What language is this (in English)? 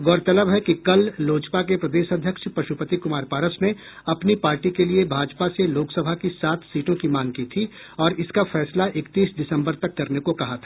Hindi